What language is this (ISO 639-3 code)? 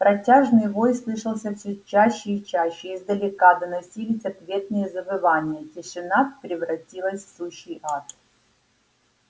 rus